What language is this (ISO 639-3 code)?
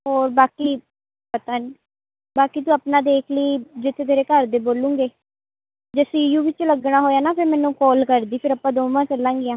pan